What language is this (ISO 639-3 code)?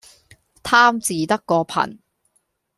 yue